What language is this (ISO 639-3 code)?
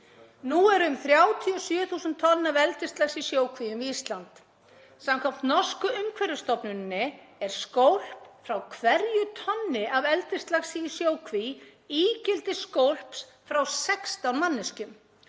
isl